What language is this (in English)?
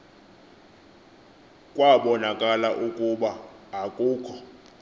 Xhosa